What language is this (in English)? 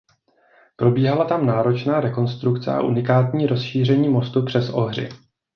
Czech